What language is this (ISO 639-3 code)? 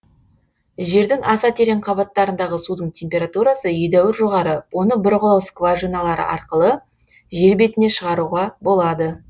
kaz